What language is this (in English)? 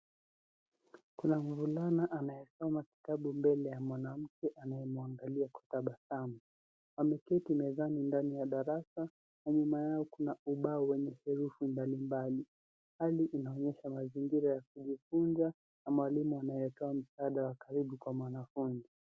Swahili